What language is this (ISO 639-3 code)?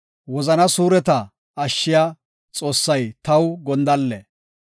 gof